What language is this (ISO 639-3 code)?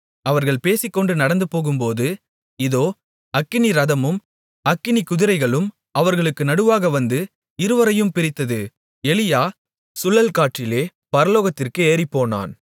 tam